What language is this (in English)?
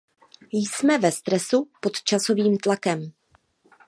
Czech